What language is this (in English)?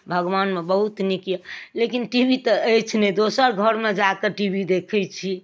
Maithili